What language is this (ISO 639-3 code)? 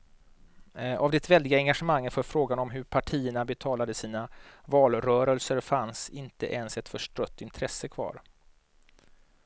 swe